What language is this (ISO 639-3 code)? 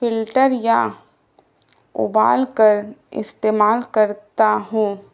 urd